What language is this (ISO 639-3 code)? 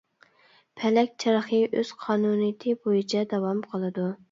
uig